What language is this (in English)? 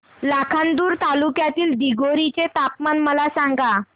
Marathi